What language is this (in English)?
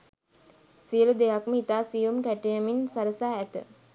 Sinhala